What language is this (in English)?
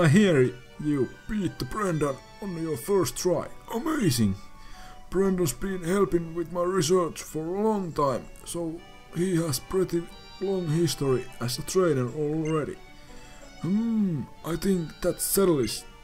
Finnish